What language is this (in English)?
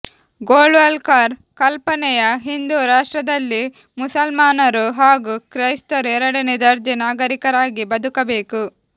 Kannada